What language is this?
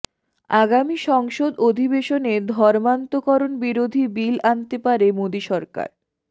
Bangla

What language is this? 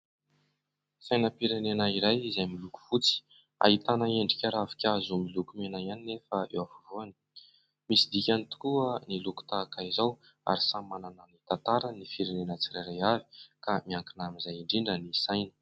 Malagasy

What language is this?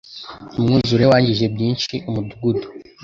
Kinyarwanda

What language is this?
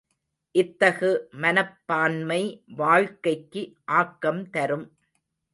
Tamil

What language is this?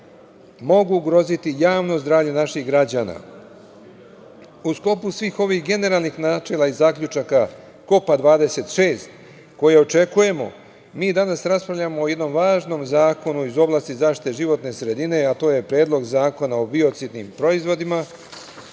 Serbian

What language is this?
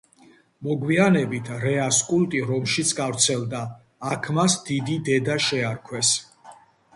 Georgian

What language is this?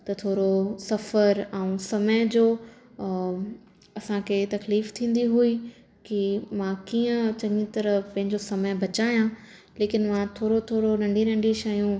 Sindhi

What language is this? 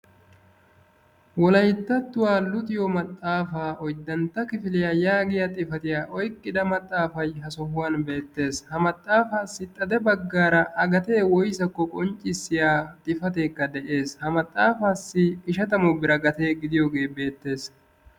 Wolaytta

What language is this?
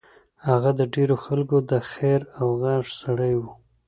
Pashto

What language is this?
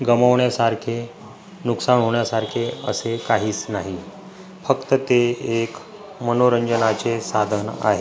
Marathi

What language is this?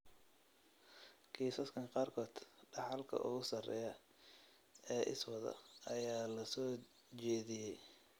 Somali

